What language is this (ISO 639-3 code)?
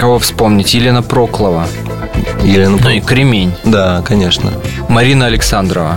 rus